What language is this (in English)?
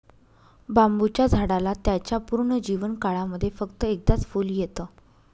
Marathi